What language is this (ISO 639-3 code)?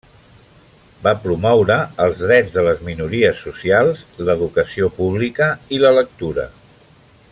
cat